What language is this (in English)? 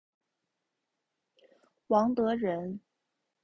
Chinese